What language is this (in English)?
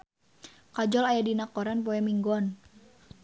Sundanese